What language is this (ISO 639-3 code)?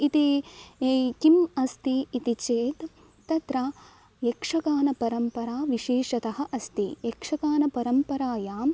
san